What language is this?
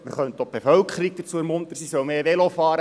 Swiss German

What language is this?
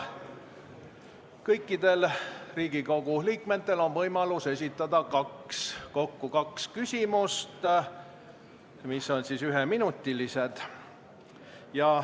Estonian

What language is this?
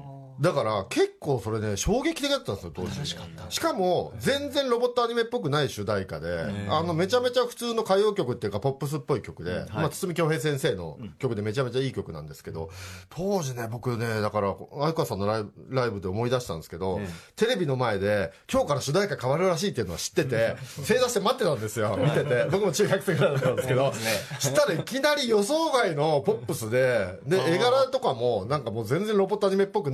Japanese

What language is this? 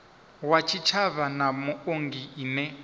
Venda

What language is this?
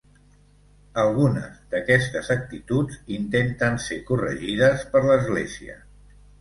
Catalan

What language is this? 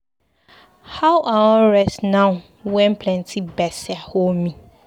Nigerian Pidgin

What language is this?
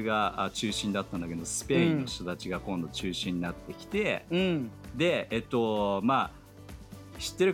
Japanese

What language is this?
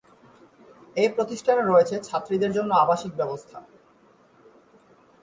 Bangla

